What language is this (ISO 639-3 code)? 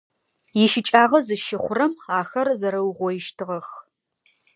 ady